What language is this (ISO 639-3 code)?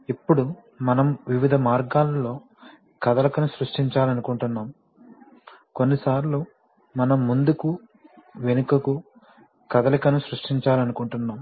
tel